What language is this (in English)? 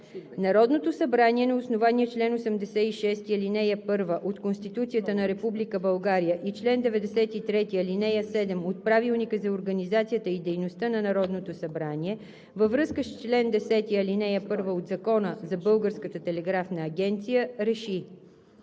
Bulgarian